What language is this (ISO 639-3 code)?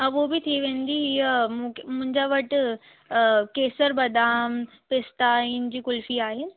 snd